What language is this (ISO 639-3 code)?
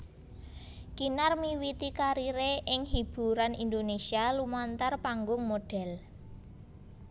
jav